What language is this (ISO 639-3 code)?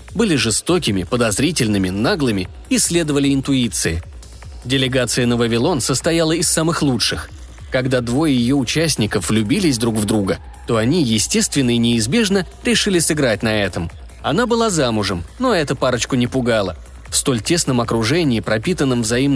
rus